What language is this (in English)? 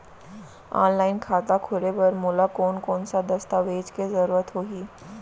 Chhattisgarhi